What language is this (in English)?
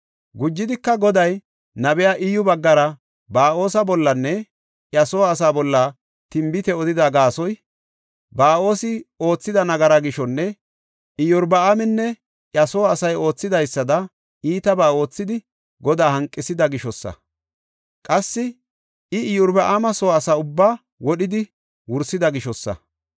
Gofa